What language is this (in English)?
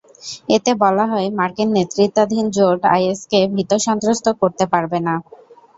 Bangla